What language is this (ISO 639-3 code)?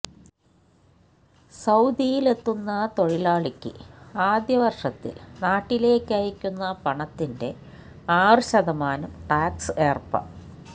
mal